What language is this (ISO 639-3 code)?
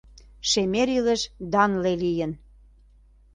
chm